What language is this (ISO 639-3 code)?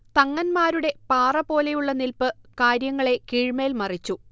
mal